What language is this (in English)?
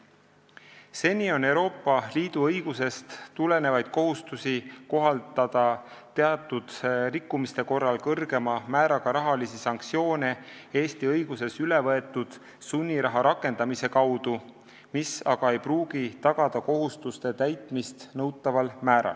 Estonian